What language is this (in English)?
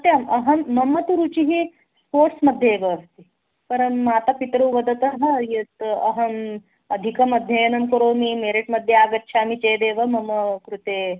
Sanskrit